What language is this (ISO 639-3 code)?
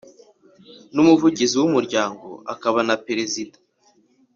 kin